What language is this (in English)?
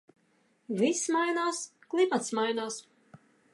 Latvian